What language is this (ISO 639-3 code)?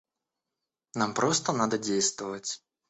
rus